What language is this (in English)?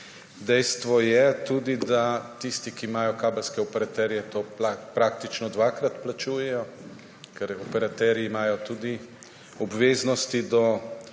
Slovenian